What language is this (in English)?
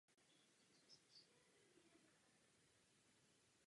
Czech